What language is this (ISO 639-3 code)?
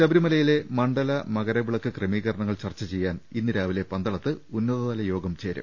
mal